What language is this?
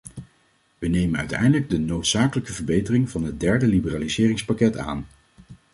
Dutch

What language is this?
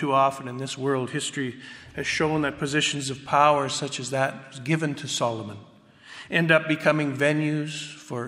English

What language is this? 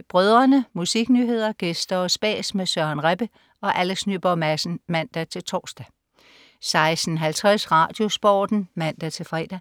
Danish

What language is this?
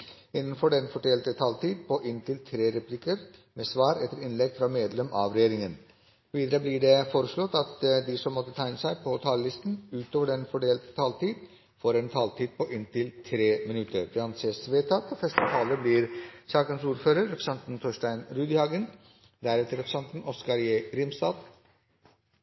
Norwegian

